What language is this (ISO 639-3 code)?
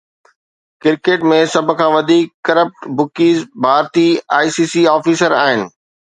snd